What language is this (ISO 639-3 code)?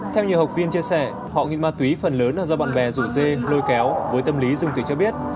vie